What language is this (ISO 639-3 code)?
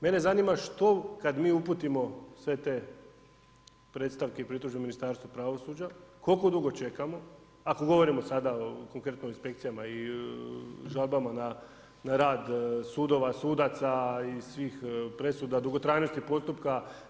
hrv